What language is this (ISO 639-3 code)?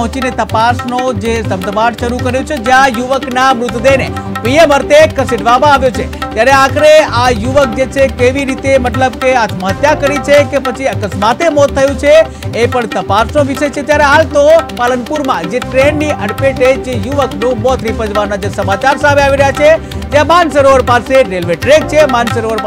guj